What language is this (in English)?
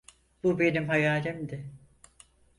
Turkish